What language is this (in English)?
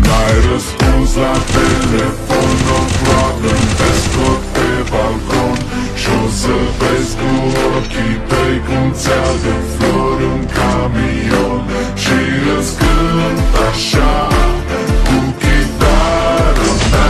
Romanian